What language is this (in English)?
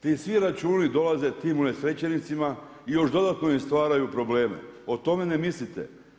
Croatian